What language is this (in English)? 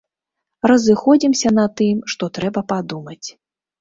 Belarusian